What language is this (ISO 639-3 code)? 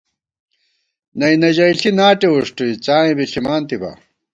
gwt